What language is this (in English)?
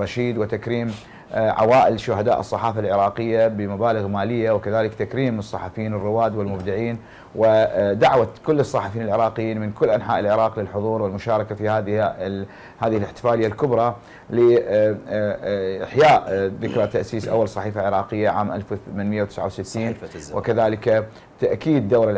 Arabic